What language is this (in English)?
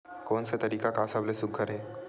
Chhattisgarhi